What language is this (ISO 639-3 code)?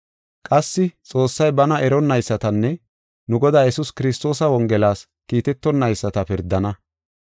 gof